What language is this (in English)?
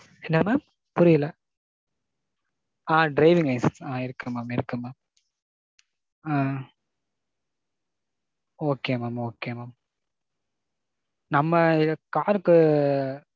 Tamil